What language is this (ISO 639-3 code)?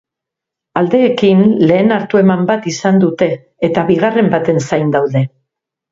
eus